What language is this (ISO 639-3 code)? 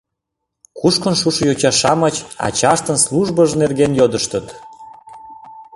chm